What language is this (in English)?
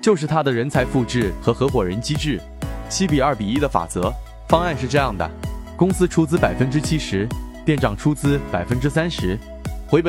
Chinese